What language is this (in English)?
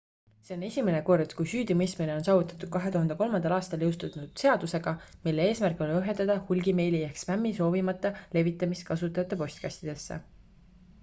Estonian